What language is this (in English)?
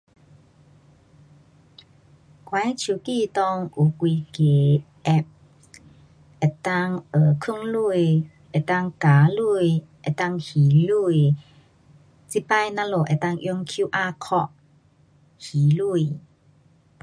Pu-Xian Chinese